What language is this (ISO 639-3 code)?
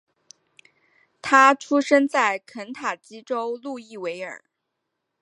zho